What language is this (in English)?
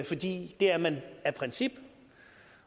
Danish